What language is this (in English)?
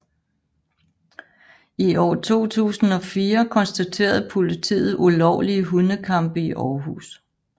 Danish